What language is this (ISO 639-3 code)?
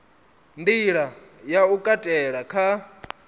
ven